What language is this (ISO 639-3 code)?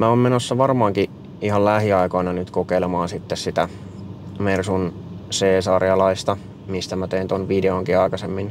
fin